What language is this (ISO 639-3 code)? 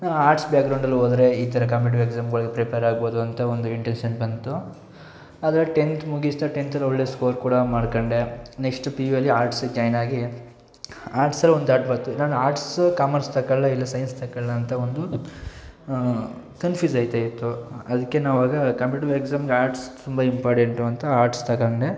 kan